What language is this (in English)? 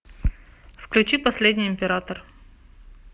Russian